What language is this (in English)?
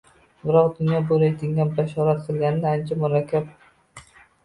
Uzbek